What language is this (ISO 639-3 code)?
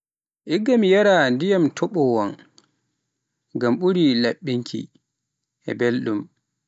fuf